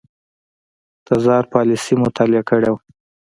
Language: Pashto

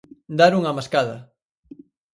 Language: Galician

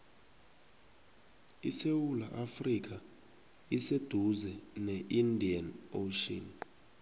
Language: South Ndebele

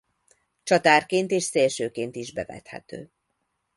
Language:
Hungarian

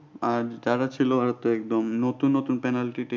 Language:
Bangla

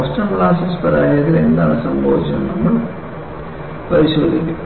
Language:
Malayalam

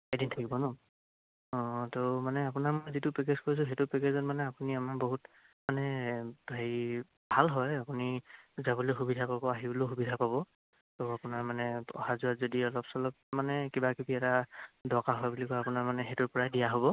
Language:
Assamese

